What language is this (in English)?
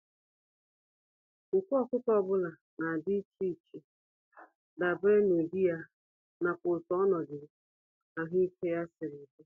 Igbo